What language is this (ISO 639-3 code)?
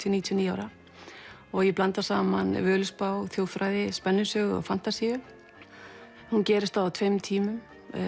isl